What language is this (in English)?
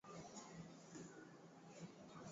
Swahili